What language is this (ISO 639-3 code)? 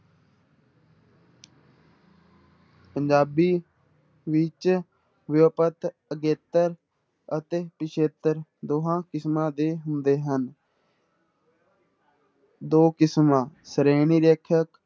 pan